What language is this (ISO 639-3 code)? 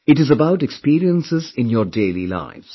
eng